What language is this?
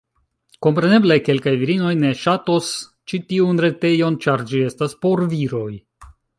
Esperanto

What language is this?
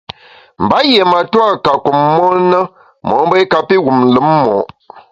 Bamun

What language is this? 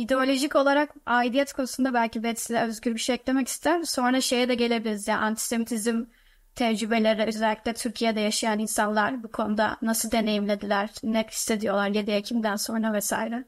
Turkish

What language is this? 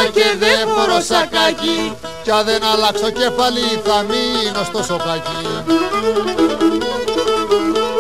Greek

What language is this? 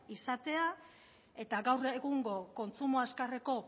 Basque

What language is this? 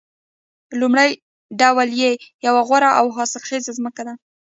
Pashto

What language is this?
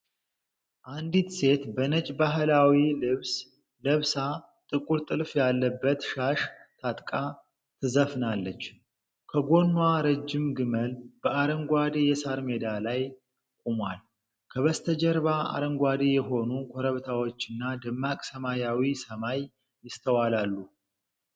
Amharic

